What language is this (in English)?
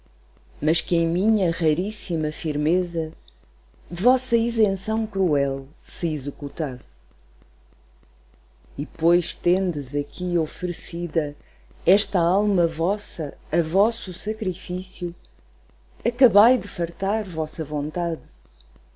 Portuguese